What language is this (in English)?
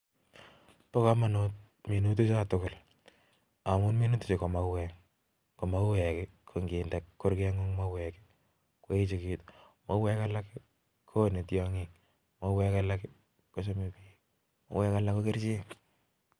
Kalenjin